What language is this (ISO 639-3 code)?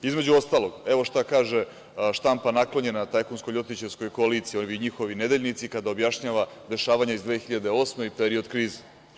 srp